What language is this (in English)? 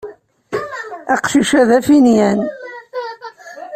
Kabyle